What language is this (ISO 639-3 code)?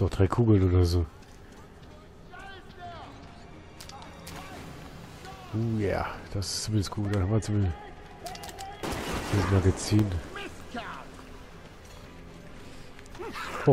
deu